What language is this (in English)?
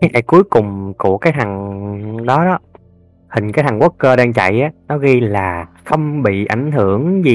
Vietnamese